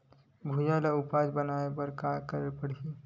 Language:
Chhattisgarhi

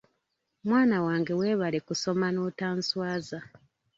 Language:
Ganda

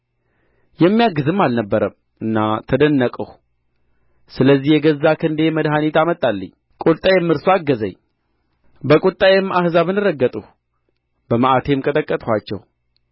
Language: Amharic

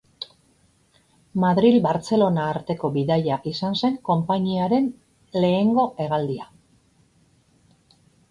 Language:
Basque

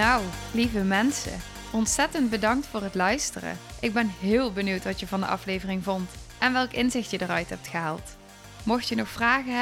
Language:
Dutch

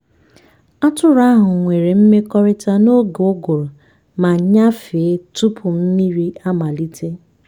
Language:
Igbo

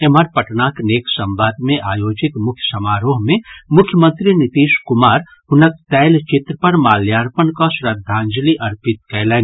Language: Maithili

